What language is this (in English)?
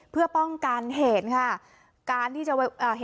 Thai